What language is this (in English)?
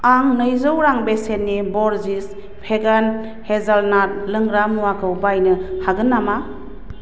Bodo